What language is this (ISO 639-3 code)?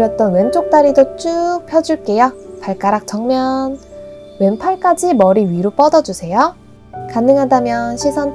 kor